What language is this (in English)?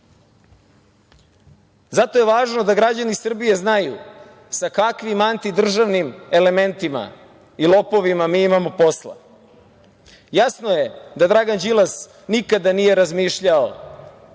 Serbian